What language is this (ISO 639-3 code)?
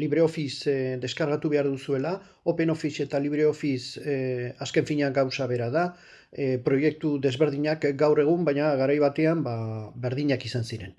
eus